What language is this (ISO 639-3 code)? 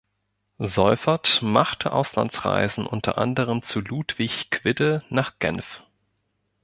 deu